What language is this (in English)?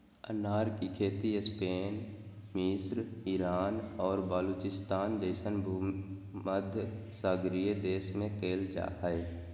Magahi